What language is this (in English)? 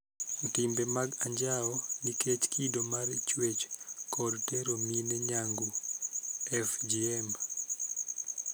Luo (Kenya and Tanzania)